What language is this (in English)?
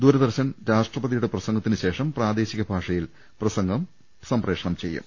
Malayalam